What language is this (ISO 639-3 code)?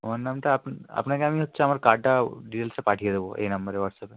ben